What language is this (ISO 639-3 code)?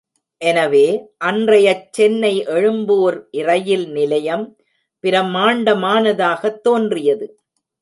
tam